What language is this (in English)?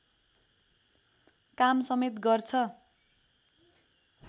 Nepali